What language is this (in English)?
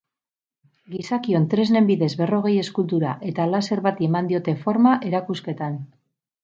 Basque